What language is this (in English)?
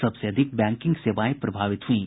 Hindi